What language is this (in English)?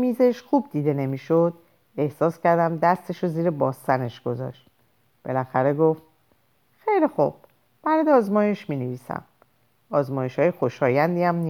Persian